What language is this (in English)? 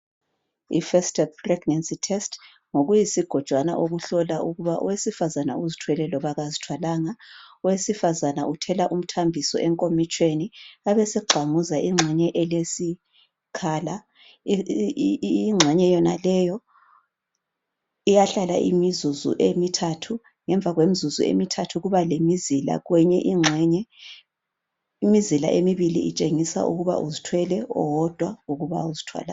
North Ndebele